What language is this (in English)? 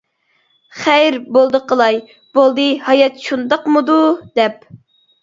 Uyghur